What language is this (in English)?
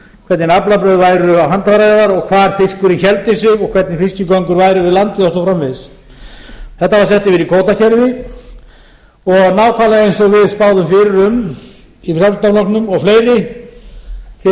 Icelandic